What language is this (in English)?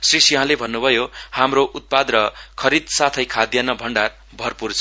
Nepali